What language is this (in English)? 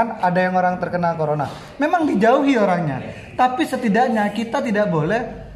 Indonesian